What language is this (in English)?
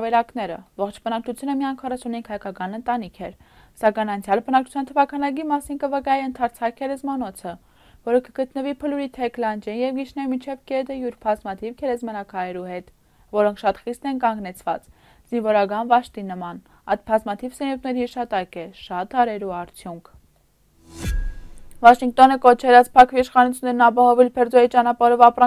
Romanian